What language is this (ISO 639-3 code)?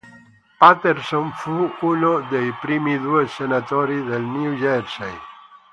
ita